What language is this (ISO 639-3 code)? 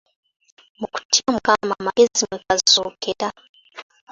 lug